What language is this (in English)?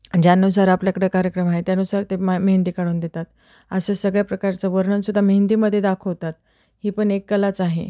Marathi